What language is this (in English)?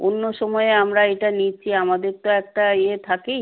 Bangla